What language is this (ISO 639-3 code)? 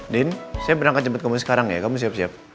ind